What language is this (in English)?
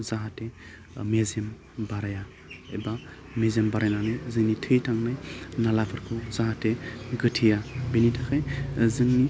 Bodo